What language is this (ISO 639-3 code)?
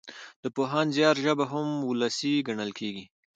pus